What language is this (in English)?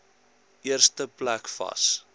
Afrikaans